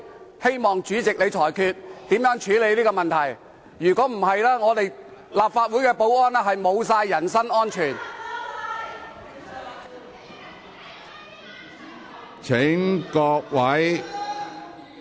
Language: Cantonese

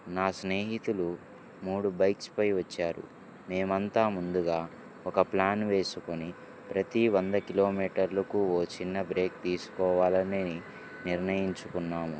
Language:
Telugu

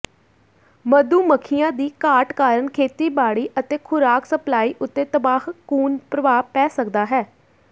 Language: Punjabi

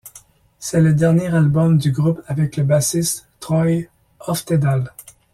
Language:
French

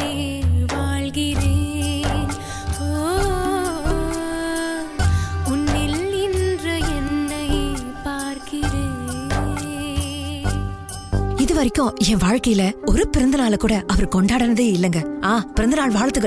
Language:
Tamil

